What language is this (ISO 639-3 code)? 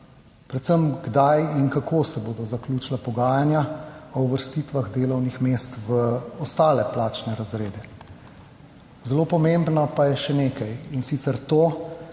slv